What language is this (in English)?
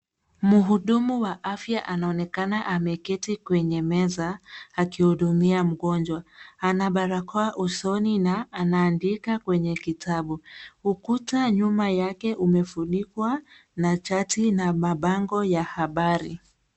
Swahili